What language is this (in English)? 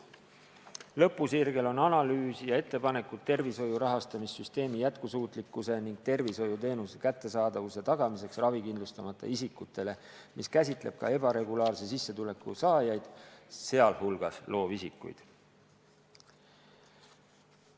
Estonian